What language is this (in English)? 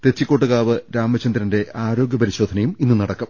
Malayalam